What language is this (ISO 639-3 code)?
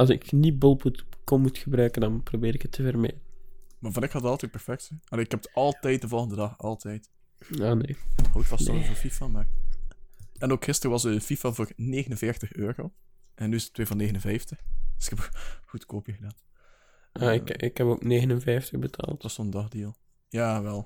nld